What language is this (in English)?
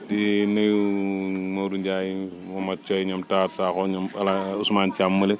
Wolof